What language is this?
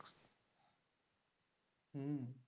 Bangla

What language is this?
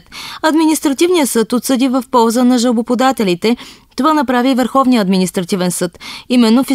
Bulgarian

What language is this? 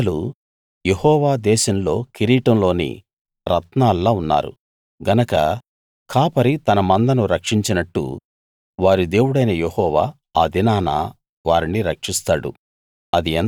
Telugu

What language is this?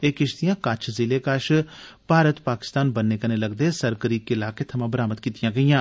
Dogri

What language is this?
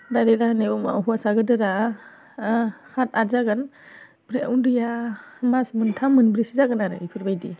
Bodo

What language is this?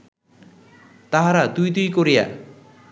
Bangla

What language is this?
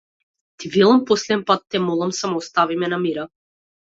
Macedonian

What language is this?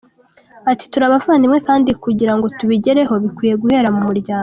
Kinyarwanda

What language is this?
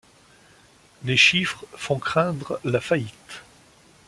French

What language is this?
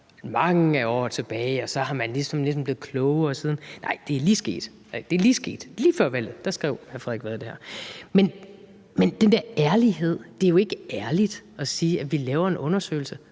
Danish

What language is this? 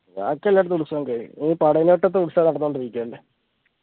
Malayalam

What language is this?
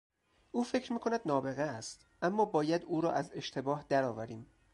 Persian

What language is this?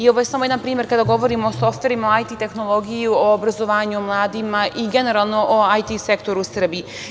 Serbian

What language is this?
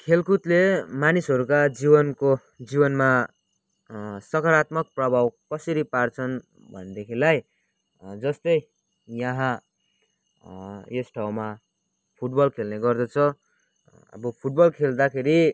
Nepali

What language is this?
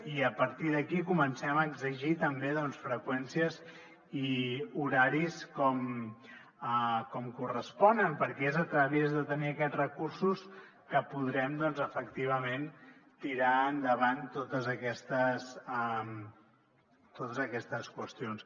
Catalan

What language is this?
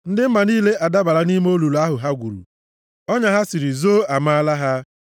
Igbo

